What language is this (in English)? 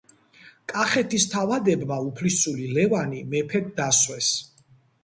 Georgian